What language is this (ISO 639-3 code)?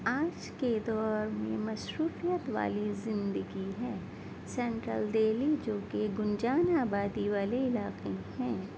urd